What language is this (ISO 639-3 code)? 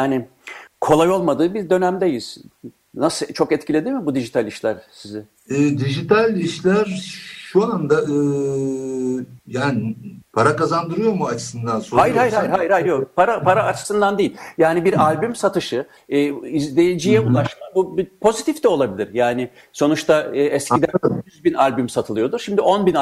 tur